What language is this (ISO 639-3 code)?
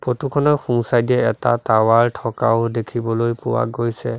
asm